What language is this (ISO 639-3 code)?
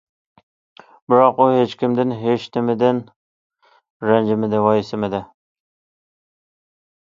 uig